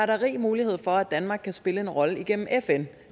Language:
Danish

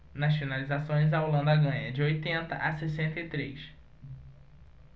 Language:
Portuguese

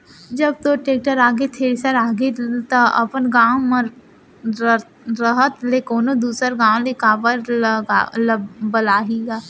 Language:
Chhattisgarhi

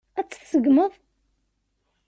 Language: Kabyle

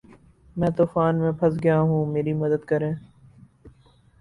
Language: Urdu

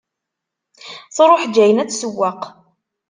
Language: Kabyle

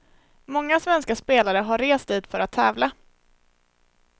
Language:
Swedish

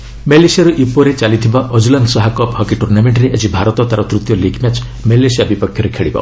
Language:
Odia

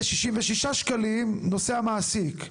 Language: Hebrew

